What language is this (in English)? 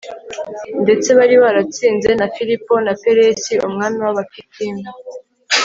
Kinyarwanda